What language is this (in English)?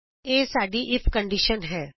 Punjabi